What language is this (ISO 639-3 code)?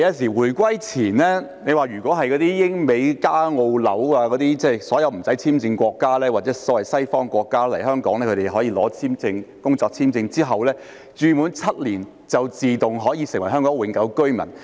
yue